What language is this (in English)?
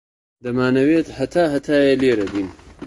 Central Kurdish